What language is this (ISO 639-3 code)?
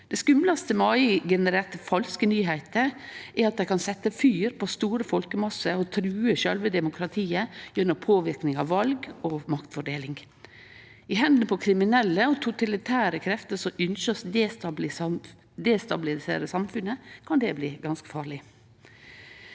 nor